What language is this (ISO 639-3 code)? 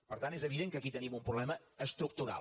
cat